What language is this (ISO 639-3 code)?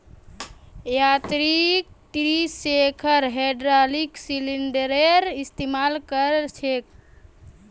mag